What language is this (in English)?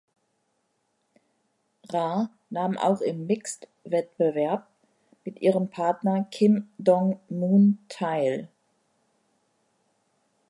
German